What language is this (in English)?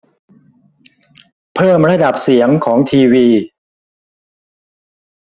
Thai